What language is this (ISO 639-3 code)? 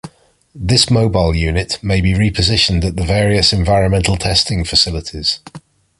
eng